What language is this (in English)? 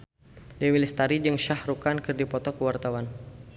Sundanese